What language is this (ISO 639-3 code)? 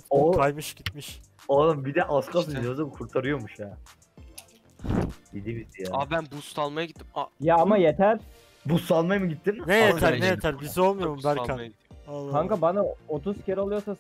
tur